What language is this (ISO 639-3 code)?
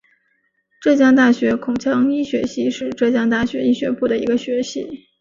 zho